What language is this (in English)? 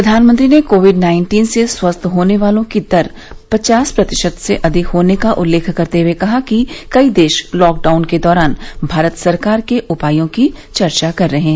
Hindi